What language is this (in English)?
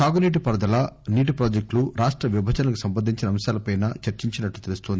Telugu